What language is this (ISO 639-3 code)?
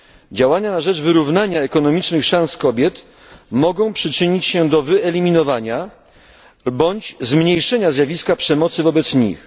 pol